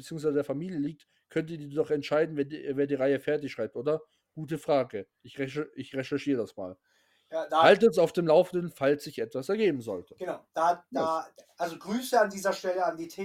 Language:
German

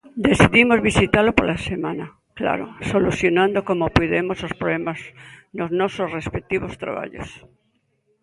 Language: Galician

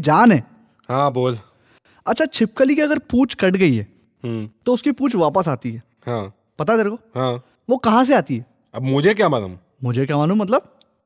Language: Hindi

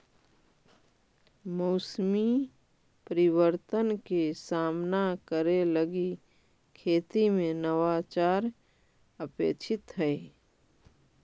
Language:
Magahi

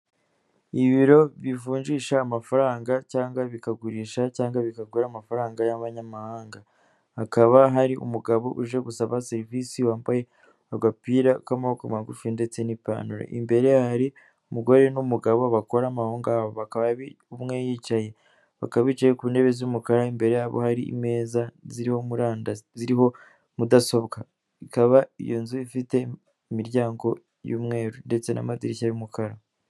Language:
Kinyarwanda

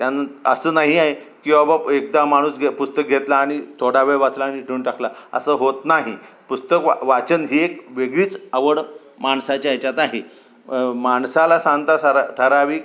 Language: Marathi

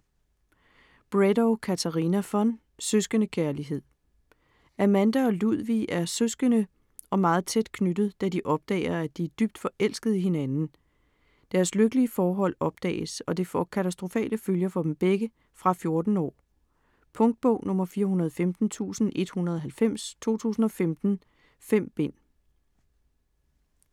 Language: Danish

